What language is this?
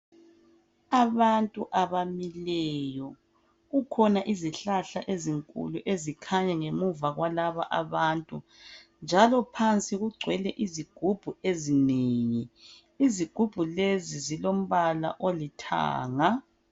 North Ndebele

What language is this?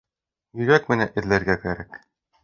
Bashkir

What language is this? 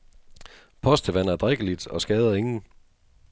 Danish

